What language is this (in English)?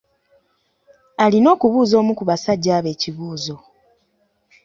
Ganda